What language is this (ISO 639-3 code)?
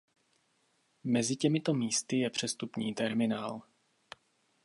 ces